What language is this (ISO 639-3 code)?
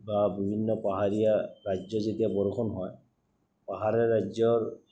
asm